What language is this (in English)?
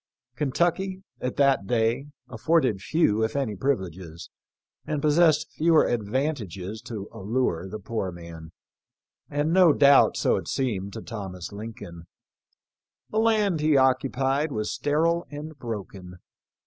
English